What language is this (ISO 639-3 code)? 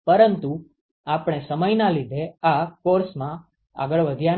guj